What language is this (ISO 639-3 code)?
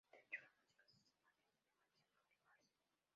spa